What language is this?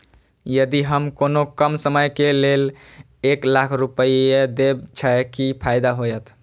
Maithili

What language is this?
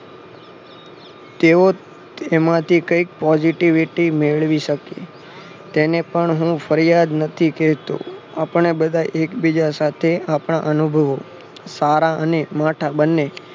Gujarati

